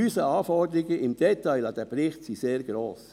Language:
Swiss German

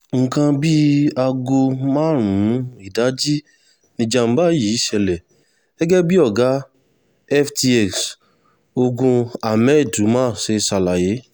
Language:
Yoruba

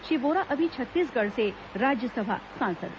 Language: Hindi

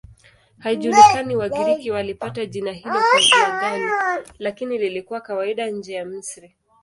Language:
Swahili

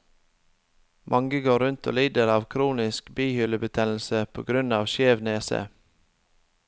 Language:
Norwegian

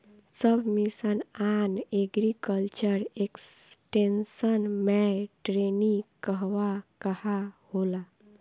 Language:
Bhojpuri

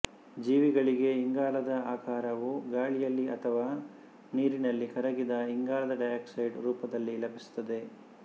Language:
Kannada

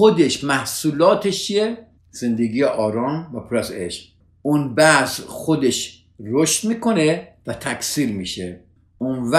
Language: Persian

